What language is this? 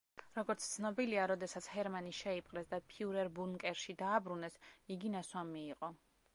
Georgian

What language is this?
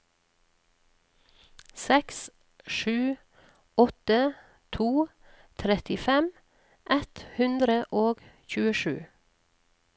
Norwegian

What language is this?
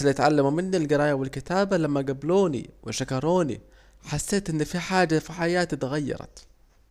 Saidi Arabic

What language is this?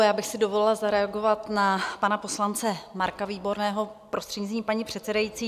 Czech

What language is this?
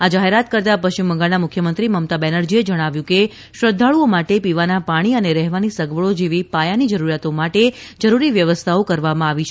Gujarati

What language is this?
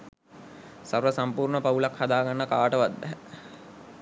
Sinhala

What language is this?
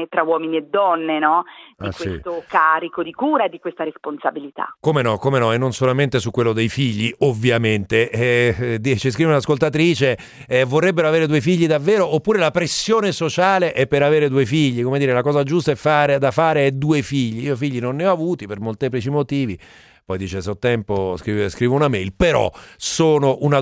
Italian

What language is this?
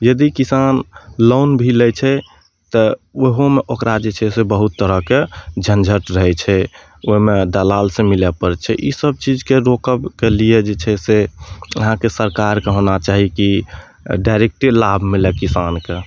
Maithili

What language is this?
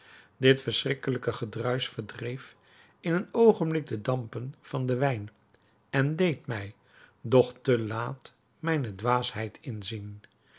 Dutch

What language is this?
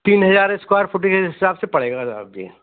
Hindi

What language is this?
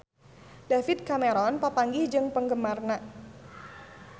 Sundanese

